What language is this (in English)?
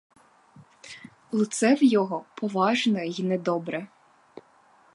Ukrainian